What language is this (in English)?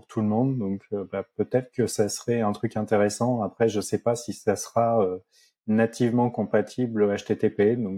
French